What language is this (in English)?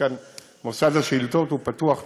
Hebrew